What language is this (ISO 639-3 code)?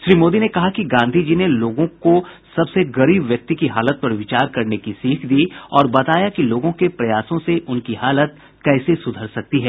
hin